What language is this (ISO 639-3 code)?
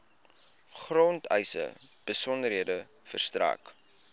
afr